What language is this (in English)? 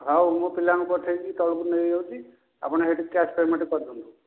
Odia